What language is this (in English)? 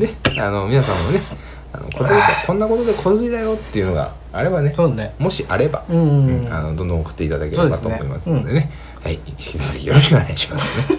Japanese